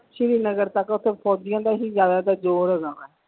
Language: Punjabi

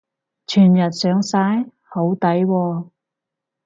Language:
Cantonese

